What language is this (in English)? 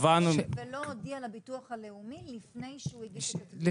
Hebrew